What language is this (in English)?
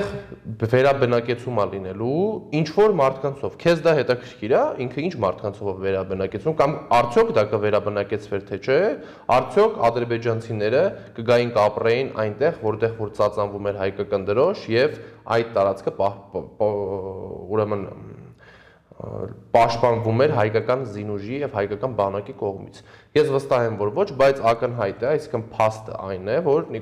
Romanian